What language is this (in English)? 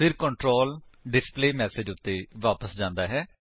Punjabi